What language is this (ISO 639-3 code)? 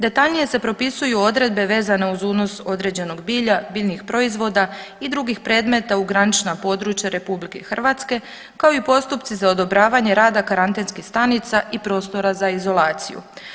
hrv